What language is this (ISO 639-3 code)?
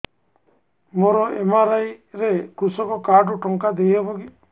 ori